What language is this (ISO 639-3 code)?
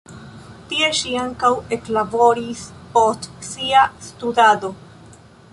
epo